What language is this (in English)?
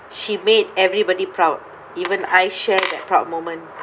English